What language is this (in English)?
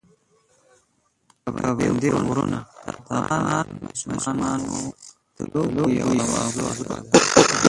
Pashto